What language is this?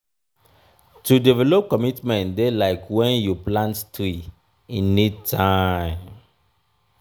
Nigerian Pidgin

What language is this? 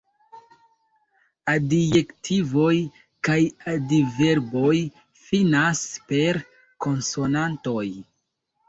Esperanto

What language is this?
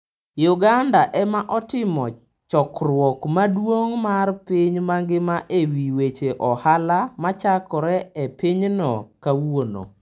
Luo (Kenya and Tanzania)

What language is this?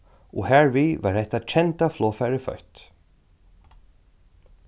Faroese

